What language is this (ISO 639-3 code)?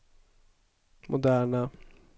swe